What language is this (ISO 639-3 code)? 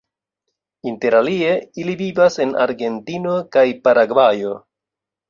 epo